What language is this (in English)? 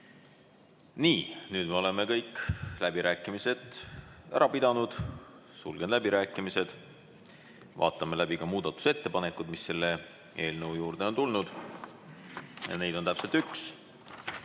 Estonian